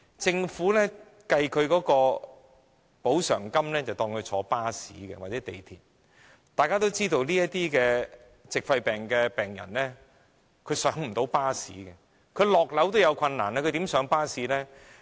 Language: Cantonese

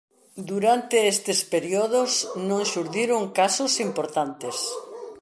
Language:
Galician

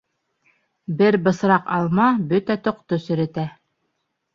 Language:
Bashkir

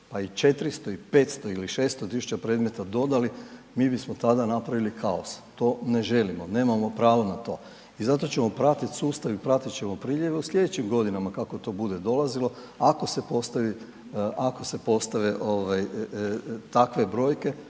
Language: Croatian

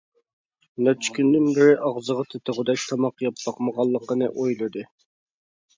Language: Uyghur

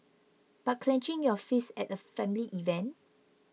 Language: English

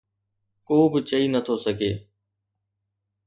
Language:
Sindhi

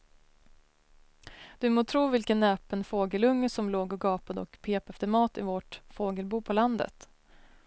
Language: Swedish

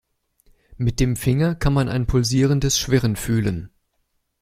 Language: German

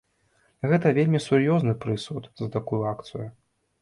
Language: Belarusian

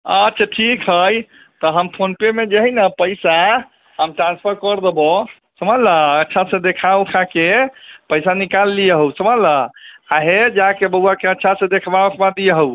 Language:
Maithili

